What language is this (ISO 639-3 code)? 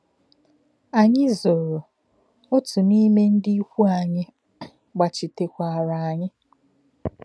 ibo